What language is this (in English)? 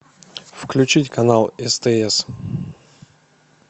Russian